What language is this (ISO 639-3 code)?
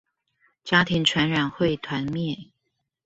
zho